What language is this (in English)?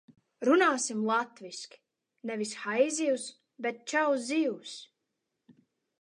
Latvian